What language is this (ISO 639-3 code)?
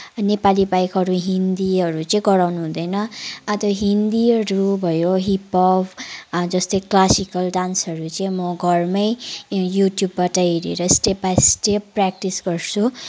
nep